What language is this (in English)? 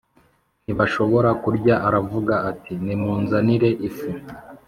Kinyarwanda